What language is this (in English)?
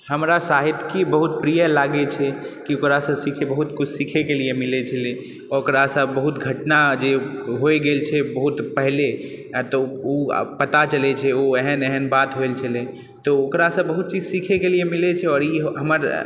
Maithili